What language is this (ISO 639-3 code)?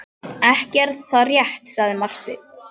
isl